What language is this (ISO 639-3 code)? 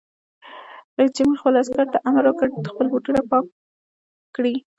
pus